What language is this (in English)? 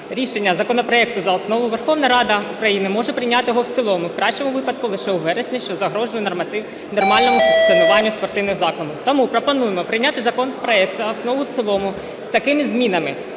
Ukrainian